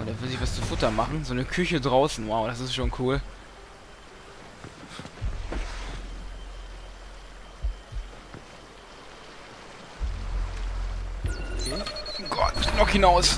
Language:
German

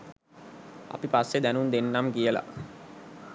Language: Sinhala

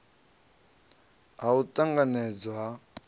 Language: Venda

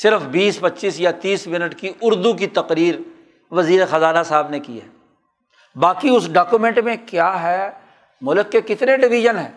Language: Urdu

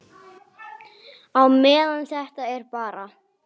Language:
Icelandic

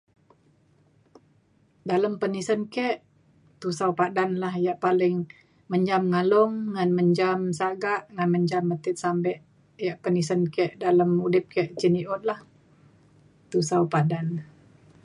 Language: Mainstream Kenyah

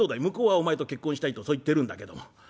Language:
Japanese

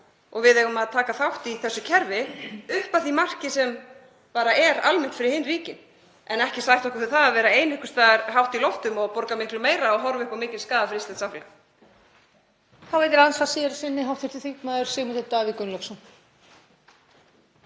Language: Icelandic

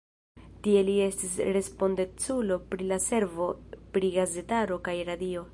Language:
Esperanto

